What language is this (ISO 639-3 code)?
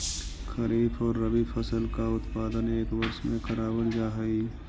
mag